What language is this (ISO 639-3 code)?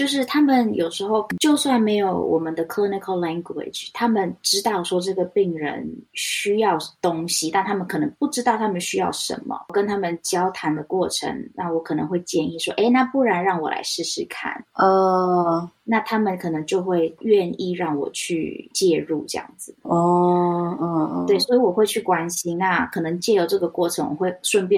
zho